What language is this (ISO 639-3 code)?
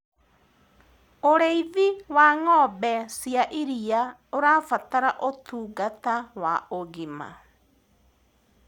kik